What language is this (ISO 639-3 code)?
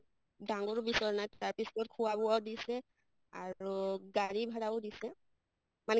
asm